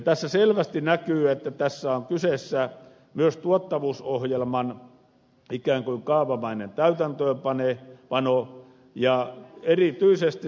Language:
Finnish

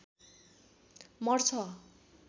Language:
Nepali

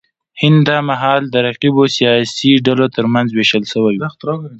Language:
Pashto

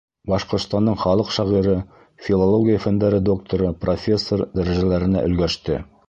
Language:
Bashkir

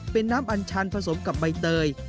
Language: Thai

